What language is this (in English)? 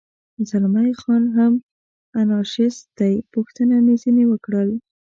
Pashto